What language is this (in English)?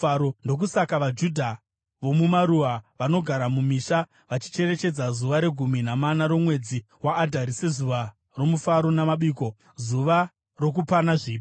Shona